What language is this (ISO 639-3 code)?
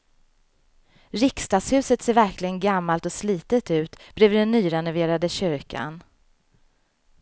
swe